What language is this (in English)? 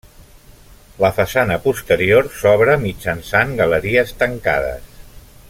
Catalan